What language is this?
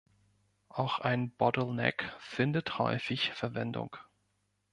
German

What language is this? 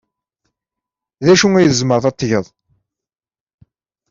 Kabyle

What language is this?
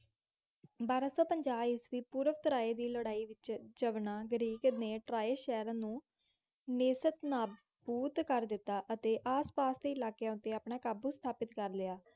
Punjabi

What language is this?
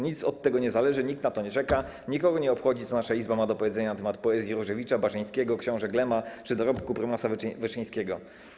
Polish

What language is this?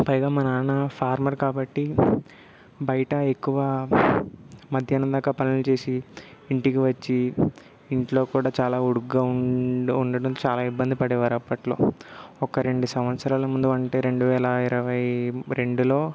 Telugu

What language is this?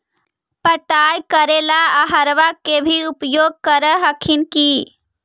Magahi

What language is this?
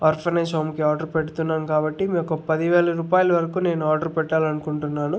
Telugu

